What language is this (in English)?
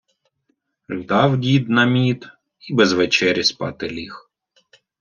Ukrainian